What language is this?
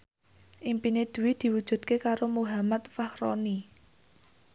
Javanese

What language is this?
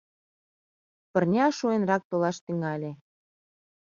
Mari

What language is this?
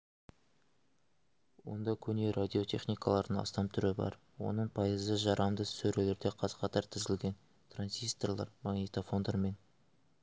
Kazakh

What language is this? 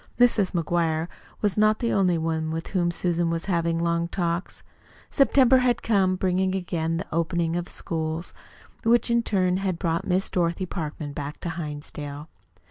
English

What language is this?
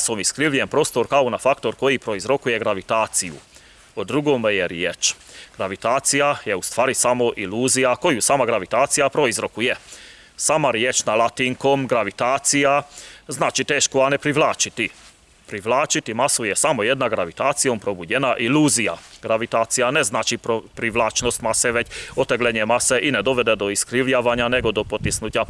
Croatian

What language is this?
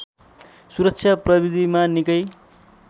Nepali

